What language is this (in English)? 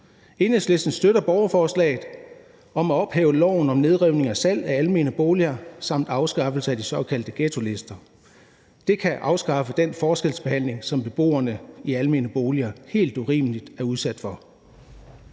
Danish